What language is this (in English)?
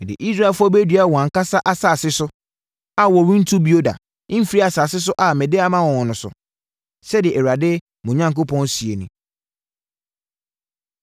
Akan